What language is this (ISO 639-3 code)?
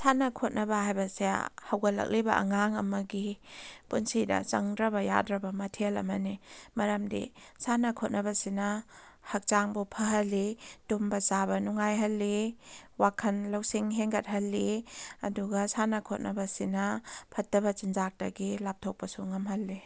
mni